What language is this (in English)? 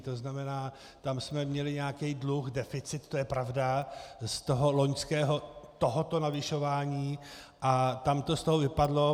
Czech